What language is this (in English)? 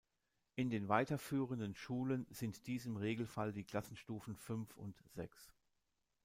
German